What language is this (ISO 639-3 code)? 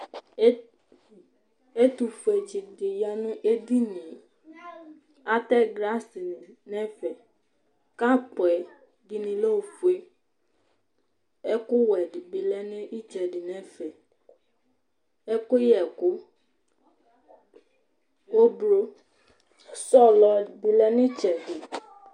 kpo